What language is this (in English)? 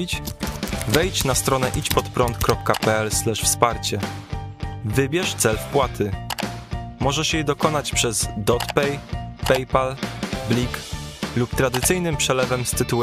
Polish